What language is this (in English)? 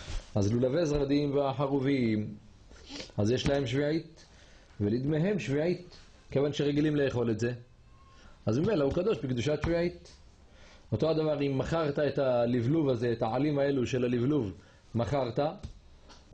Hebrew